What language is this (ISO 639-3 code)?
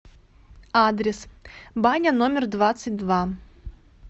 rus